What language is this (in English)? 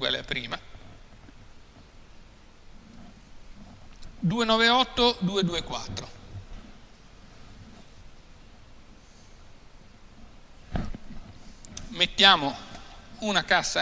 Italian